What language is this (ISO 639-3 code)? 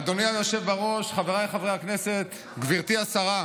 heb